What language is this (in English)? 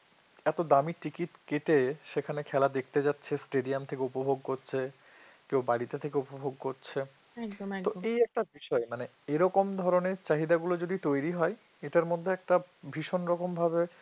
Bangla